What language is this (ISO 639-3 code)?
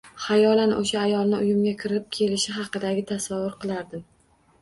uzb